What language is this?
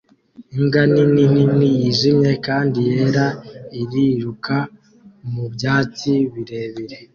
Kinyarwanda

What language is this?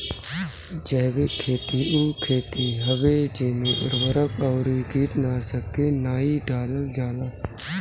Bhojpuri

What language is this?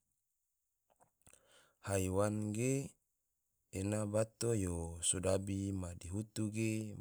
Tidore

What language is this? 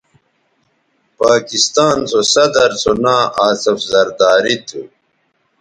Bateri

